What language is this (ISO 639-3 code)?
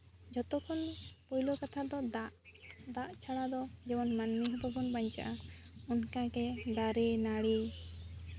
sat